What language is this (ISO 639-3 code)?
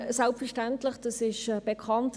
gsw